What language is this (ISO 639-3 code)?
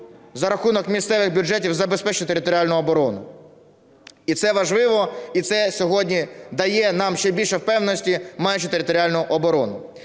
ukr